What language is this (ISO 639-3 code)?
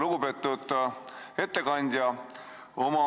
est